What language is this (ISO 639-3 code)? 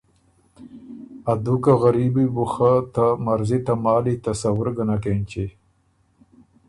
oru